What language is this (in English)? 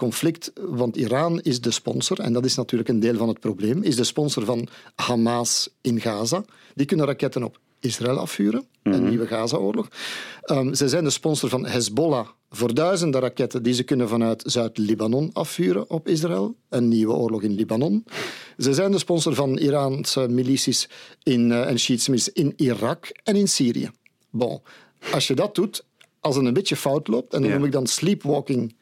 Dutch